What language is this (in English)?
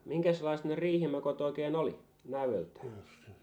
Finnish